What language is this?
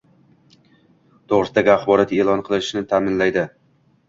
Uzbek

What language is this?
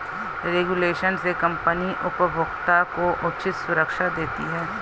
Hindi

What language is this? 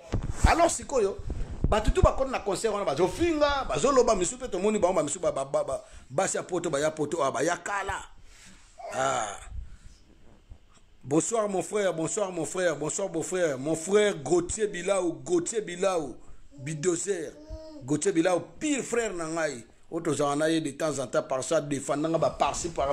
French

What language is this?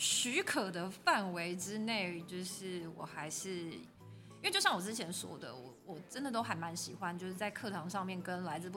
Chinese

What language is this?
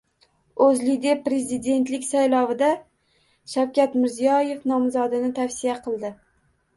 Uzbek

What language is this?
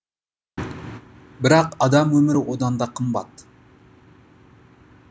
Kazakh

